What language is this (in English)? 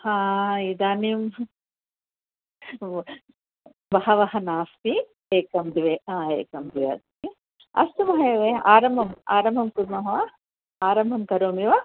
Sanskrit